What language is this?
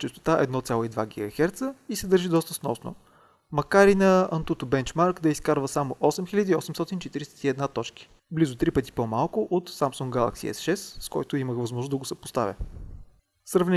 Bulgarian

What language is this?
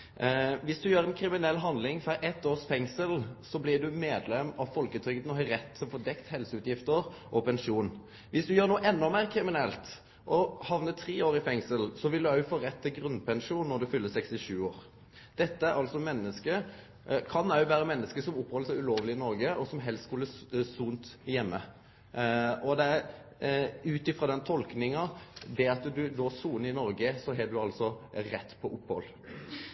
Norwegian Nynorsk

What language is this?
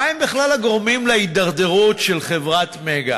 Hebrew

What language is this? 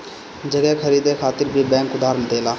Bhojpuri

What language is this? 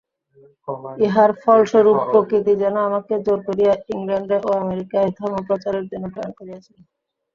Bangla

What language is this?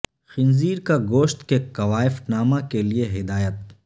Urdu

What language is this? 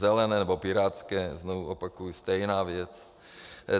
Czech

